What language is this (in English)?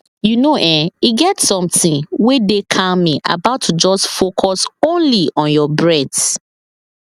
Nigerian Pidgin